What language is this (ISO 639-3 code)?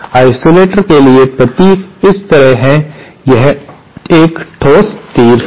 hin